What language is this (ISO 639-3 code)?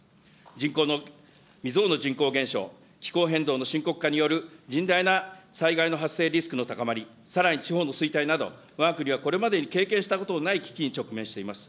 jpn